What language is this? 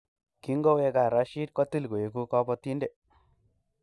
Kalenjin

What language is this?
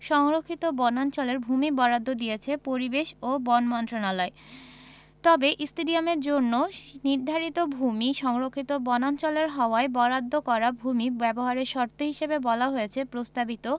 Bangla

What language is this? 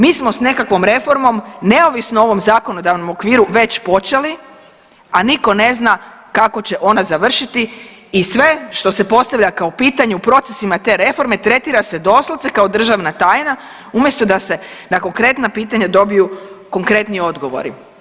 Croatian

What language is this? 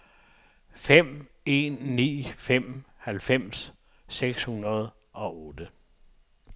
Danish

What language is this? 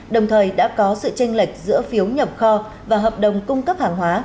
Vietnamese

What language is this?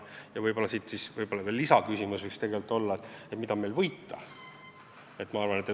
Estonian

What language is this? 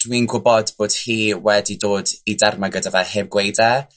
Welsh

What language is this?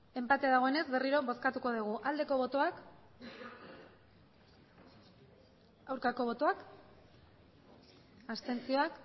Basque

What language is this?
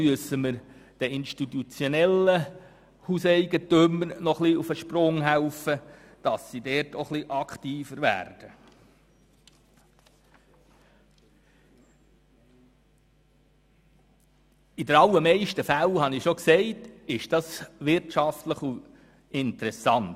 Swiss German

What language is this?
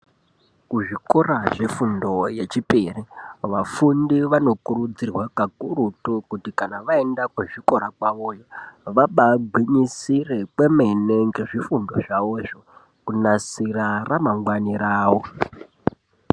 Ndau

